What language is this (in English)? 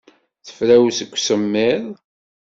Kabyle